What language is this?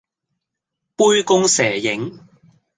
Cantonese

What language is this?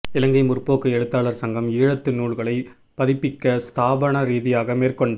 Tamil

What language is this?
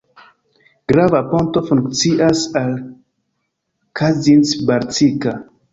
Esperanto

